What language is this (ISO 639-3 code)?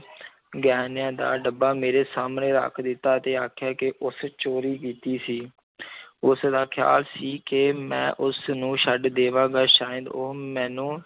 pan